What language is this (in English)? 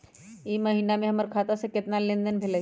Magahi